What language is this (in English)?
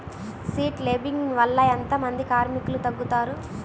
Telugu